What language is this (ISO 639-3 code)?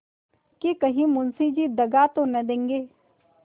hin